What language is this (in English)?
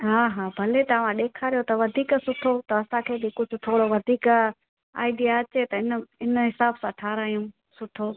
Sindhi